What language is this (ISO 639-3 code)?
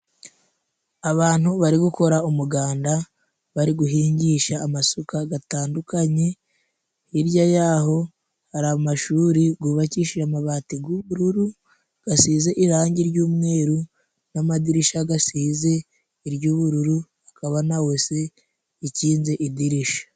kin